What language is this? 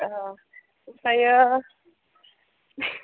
Bodo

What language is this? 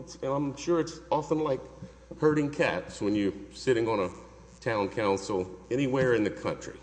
English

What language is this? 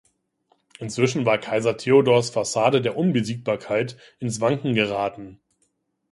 German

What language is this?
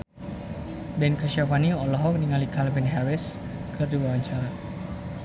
Sundanese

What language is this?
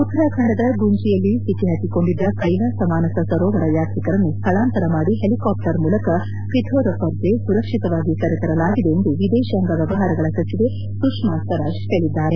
Kannada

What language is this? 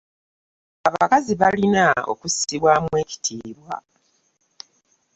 Ganda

